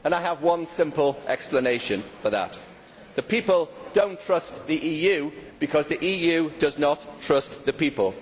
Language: English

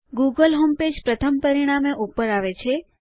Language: Gujarati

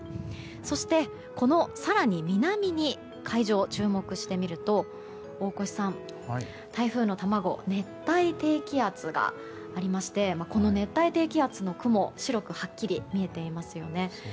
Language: Japanese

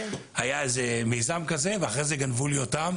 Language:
Hebrew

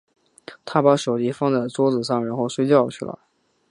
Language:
Chinese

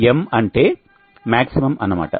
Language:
Telugu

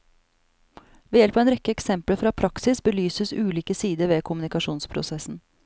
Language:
Norwegian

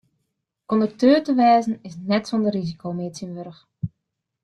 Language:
Western Frisian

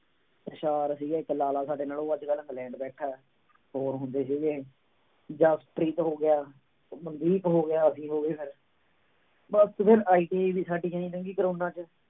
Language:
Punjabi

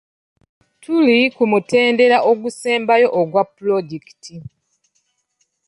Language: Ganda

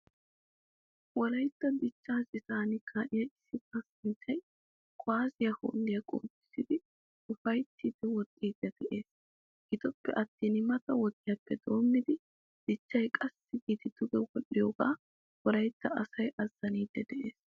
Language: Wolaytta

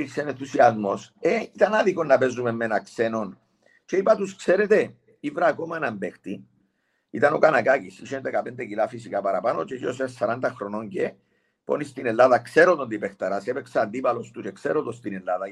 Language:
Greek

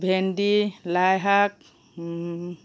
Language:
Assamese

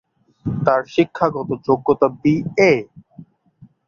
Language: Bangla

